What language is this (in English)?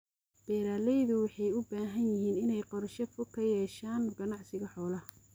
Somali